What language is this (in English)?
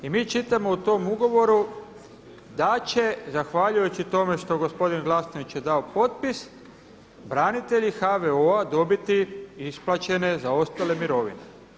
Croatian